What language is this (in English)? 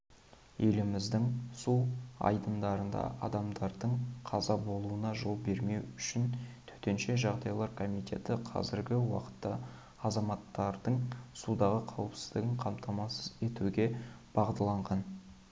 Kazakh